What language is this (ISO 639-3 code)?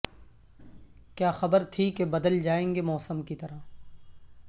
urd